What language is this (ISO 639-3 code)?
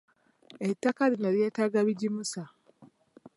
lug